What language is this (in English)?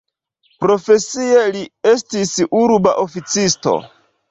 Esperanto